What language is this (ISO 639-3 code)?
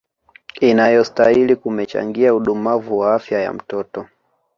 swa